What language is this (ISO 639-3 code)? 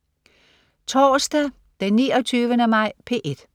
dan